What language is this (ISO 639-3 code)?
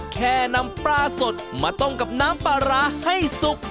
tha